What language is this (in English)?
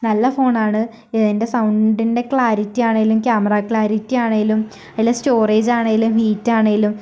Malayalam